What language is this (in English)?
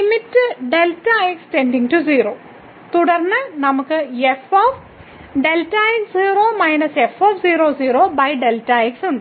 Malayalam